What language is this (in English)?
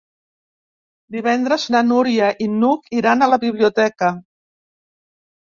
Catalan